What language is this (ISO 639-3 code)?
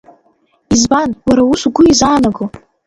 abk